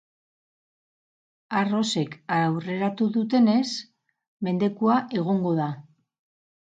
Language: Basque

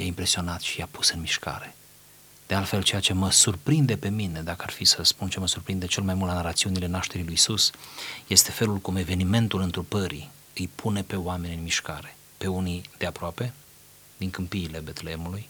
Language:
Romanian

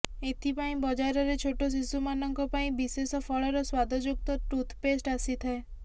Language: Odia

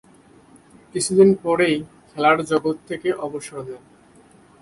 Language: Bangla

